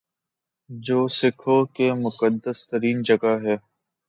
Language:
Urdu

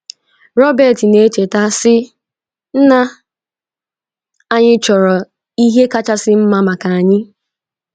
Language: Igbo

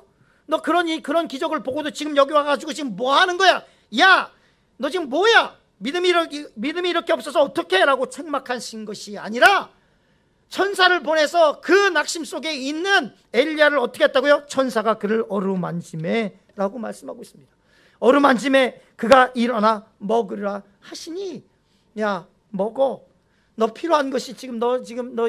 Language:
Korean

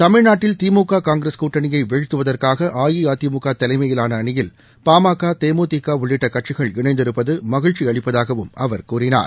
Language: Tamil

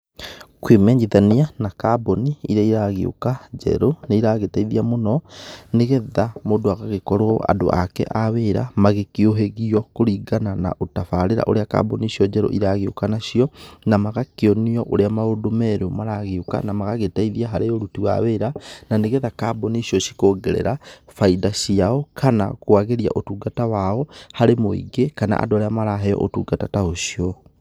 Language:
Kikuyu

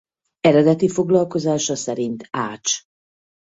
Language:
Hungarian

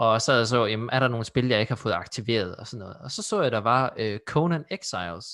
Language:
Danish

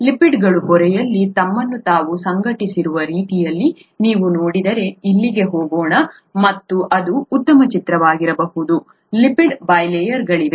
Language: Kannada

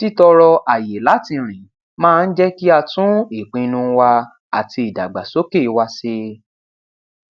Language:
Yoruba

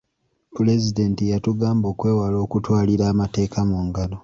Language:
Ganda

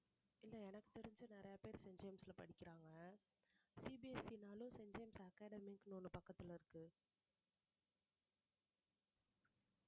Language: Tamil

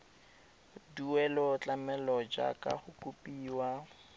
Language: Tswana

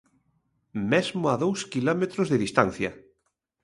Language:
Galician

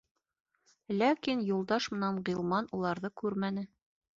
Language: Bashkir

